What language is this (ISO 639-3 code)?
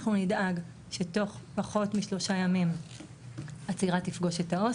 heb